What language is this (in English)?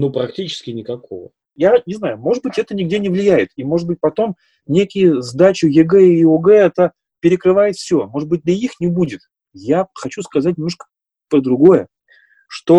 Russian